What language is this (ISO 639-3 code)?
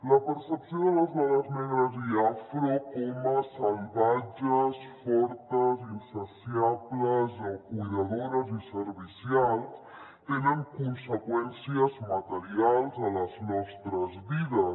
cat